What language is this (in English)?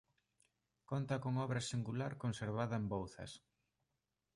Galician